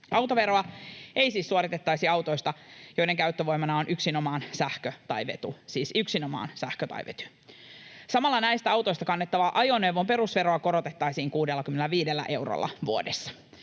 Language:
Finnish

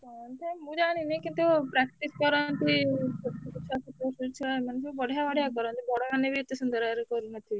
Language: Odia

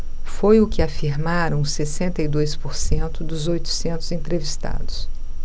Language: Portuguese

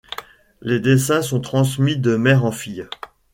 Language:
French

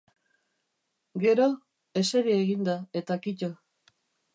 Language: Basque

